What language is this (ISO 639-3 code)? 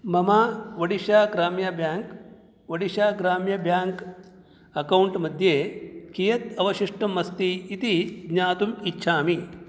san